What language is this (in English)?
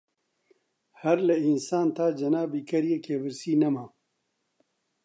Central Kurdish